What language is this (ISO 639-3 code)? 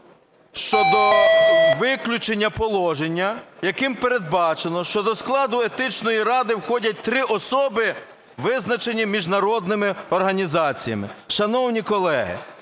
ukr